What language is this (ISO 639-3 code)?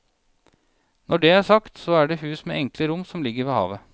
nor